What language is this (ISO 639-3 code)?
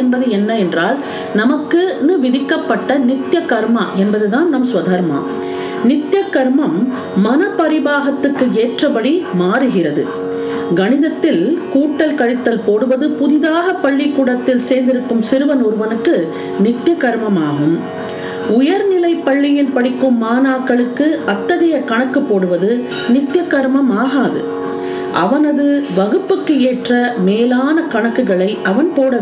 tam